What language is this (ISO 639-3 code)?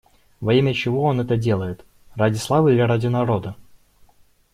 rus